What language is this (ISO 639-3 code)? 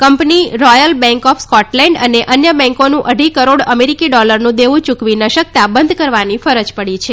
guj